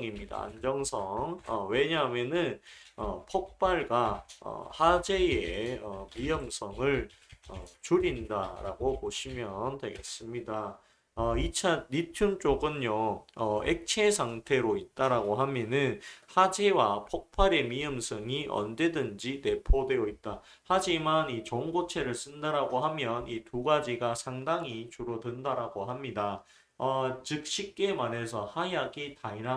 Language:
Korean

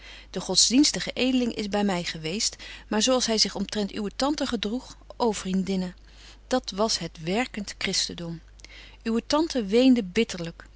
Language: Dutch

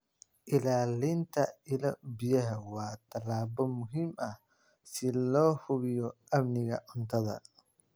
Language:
Somali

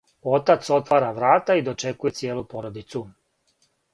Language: Serbian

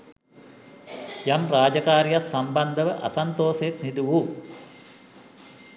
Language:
Sinhala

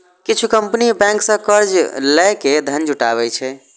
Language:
Maithili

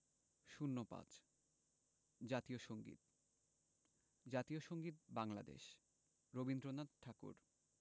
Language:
Bangla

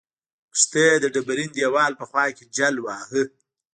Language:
Pashto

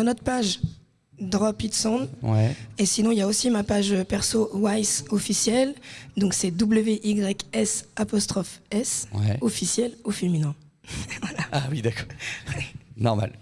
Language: French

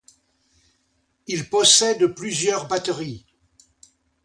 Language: French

